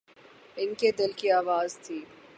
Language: Urdu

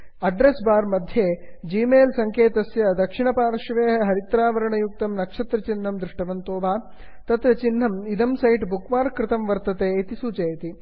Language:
Sanskrit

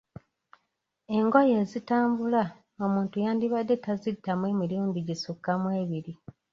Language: Ganda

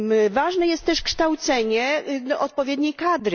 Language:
Polish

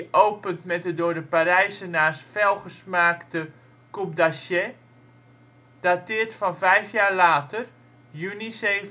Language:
Dutch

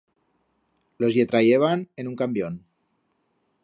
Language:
Aragonese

